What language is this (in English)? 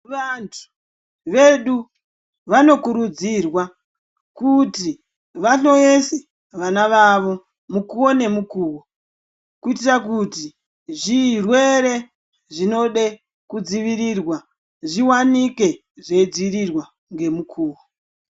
Ndau